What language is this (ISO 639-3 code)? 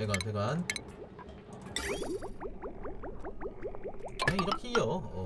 kor